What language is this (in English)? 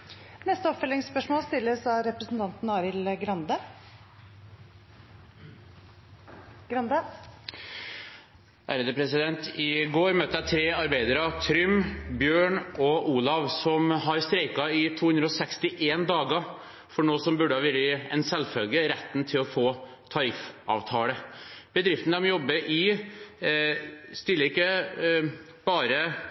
Norwegian